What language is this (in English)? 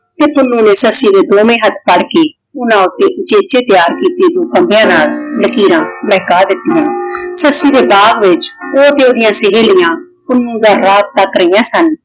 Punjabi